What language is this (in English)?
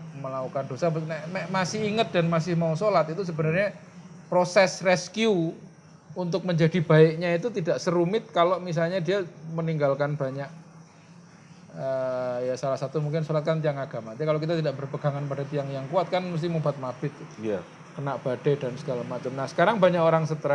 Indonesian